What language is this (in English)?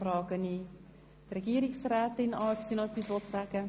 Swiss German